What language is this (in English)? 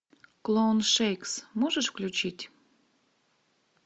Russian